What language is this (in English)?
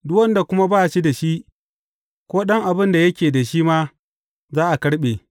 Hausa